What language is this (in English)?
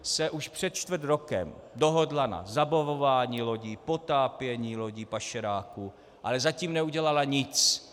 Czech